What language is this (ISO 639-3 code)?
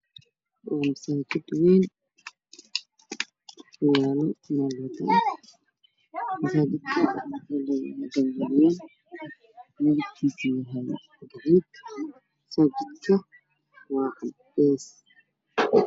som